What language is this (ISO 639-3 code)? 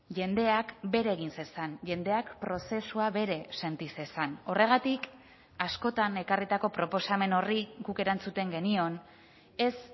eus